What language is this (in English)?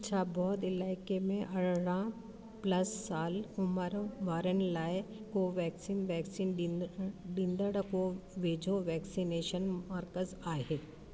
Sindhi